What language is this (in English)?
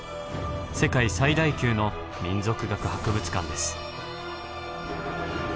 Japanese